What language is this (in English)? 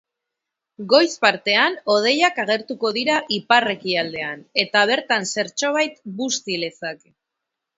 Basque